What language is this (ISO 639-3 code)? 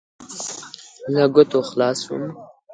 pus